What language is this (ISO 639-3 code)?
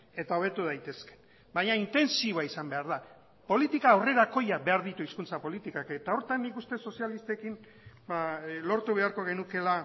eus